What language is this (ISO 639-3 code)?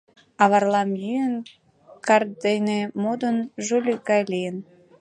chm